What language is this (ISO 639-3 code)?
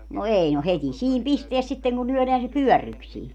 fin